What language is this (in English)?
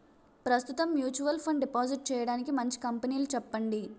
Telugu